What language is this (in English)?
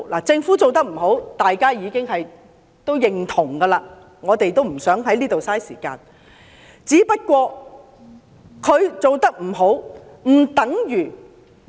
Cantonese